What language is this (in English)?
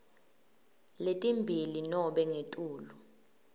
Swati